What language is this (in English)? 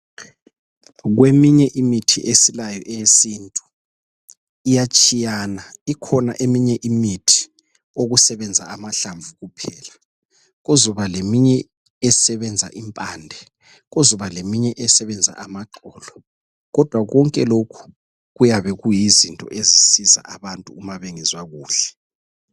North Ndebele